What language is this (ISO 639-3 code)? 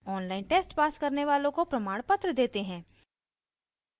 hin